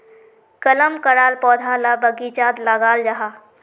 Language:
Magahi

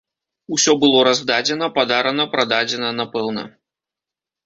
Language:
Belarusian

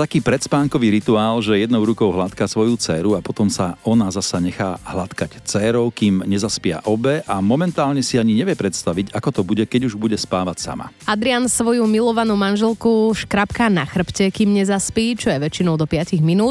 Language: Slovak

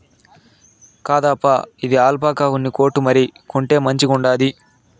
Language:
Telugu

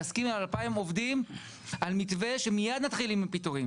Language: Hebrew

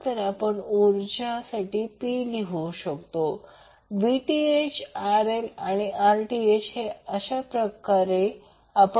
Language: Marathi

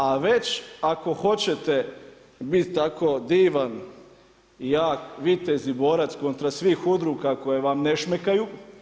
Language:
Croatian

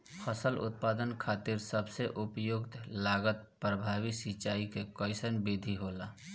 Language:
Bhojpuri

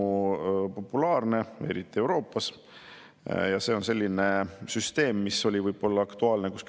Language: Estonian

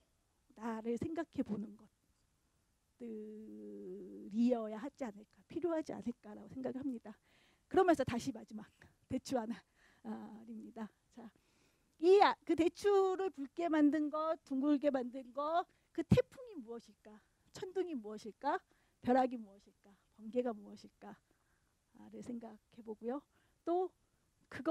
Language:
Korean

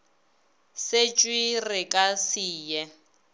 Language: Northern Sotho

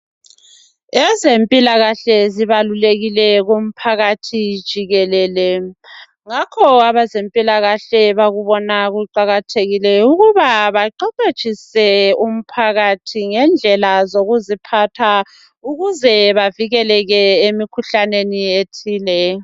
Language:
North Ndebele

